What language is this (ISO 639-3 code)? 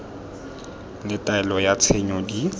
tsn